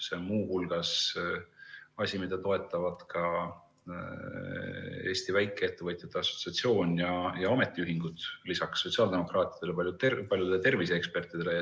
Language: Estonian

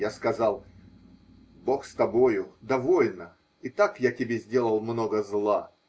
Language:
Russian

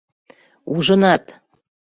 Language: Mari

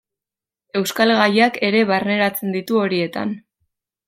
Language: Basque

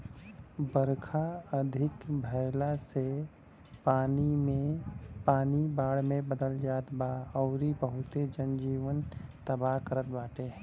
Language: Bhojpuri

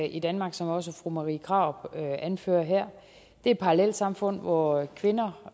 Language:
Danish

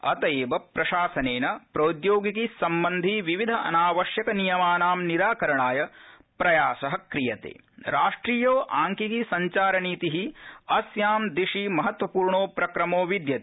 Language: Sanskrit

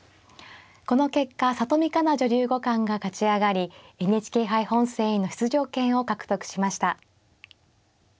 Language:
Japanese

